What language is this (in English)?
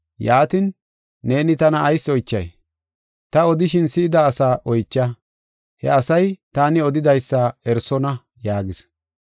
Gofa